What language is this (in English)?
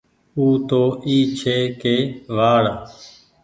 Goaria